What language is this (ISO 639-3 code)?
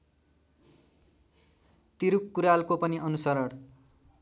nep